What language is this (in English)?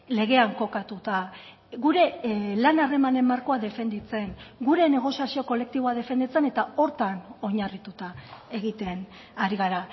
Basque